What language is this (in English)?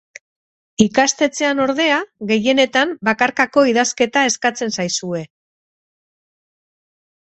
Basque